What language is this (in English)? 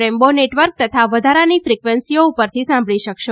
Gujarati